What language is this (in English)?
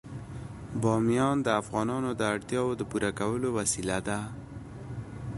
Pashto